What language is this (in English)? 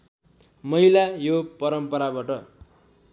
Nepali